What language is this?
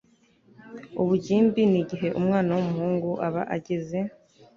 Kinyarwanda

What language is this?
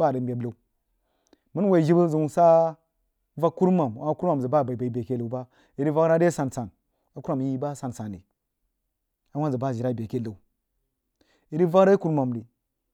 Jiba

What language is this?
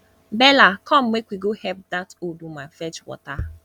Nigerian Pidgin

